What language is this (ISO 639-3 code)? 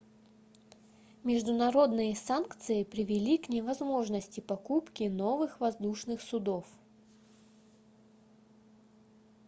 rus